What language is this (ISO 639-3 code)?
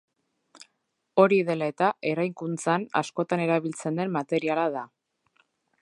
eus